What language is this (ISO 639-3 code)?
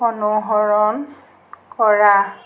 asm